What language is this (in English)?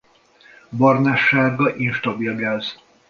Hungarian